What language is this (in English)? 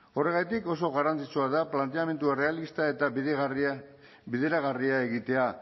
Basque